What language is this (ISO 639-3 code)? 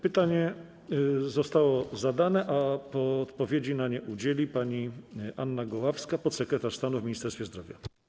pol